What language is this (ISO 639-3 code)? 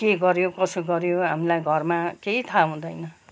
nep